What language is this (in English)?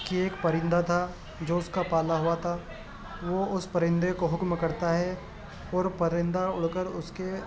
Urdu